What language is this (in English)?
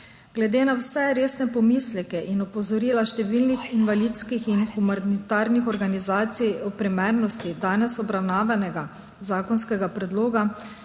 Slovenian